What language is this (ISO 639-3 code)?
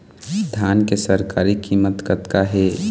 hne